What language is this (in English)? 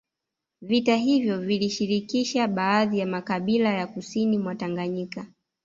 Swahili